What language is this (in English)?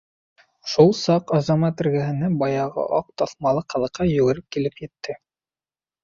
Bashkir